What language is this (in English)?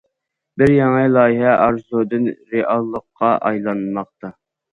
Uyghur